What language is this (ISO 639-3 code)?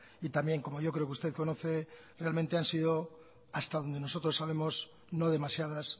spa